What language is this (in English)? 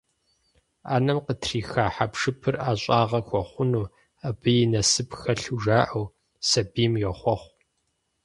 Kabardian